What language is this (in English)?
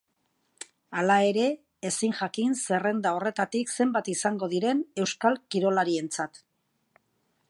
Basque